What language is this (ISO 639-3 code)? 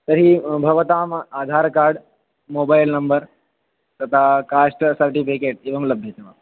san